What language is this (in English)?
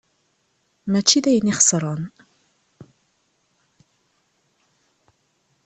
Kabyle